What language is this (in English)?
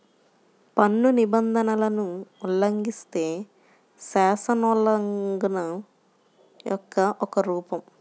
Telugu